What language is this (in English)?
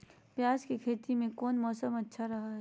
Magahi